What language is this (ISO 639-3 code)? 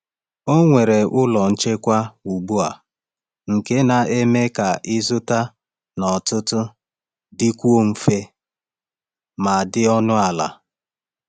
ibo